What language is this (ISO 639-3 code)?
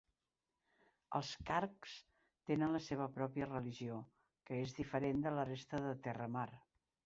cat